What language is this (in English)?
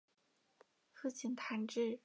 Chinese